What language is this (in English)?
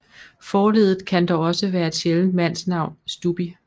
Danish